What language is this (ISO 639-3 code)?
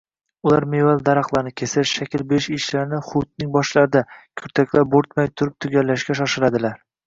uzb